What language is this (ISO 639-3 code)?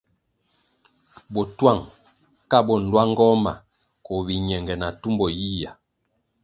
nmg